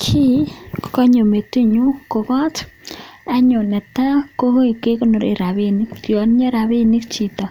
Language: Kalenjin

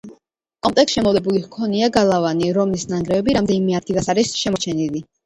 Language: Georgian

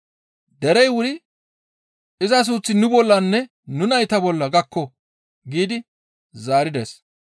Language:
Gamo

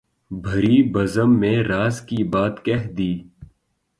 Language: Urdu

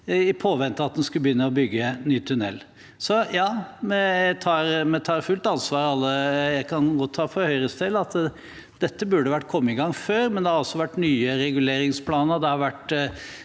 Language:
Norwegian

